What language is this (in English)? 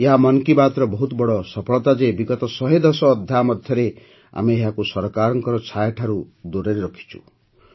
Odia